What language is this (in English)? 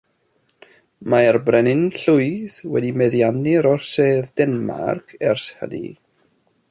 Welsh